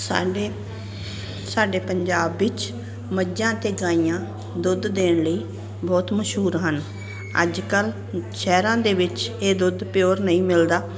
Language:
Punjabi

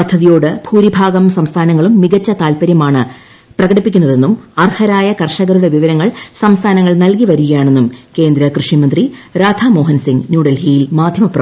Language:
Malayalam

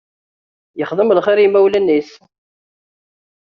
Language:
Kabyle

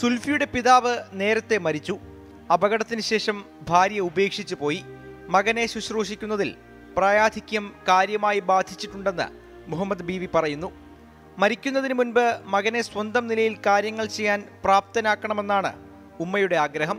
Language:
Malayalam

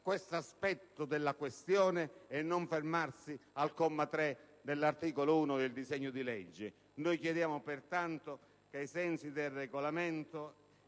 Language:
Italian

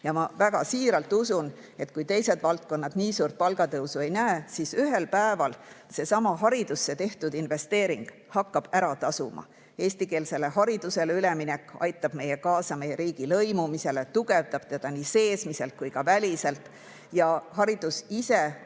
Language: Estonian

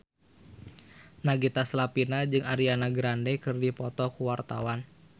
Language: Sundanese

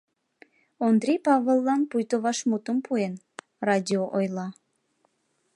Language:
Mari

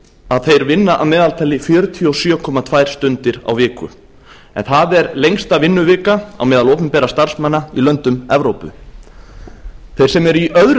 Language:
Icelandic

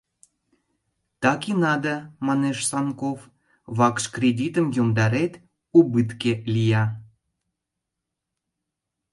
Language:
Mari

